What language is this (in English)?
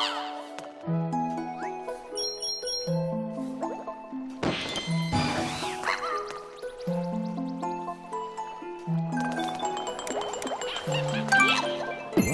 English